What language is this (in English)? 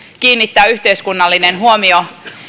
Finnish